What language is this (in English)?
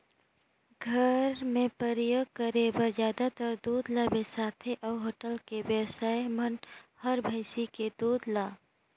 Chhattisgarhi